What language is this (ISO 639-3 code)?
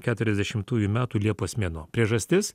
lit